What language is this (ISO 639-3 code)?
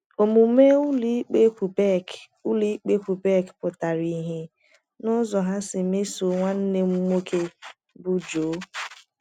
ibo